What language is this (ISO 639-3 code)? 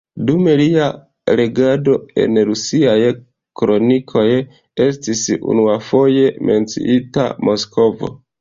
epo